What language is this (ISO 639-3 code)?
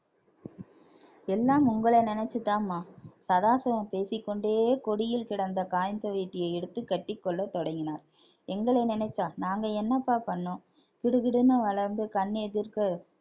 tam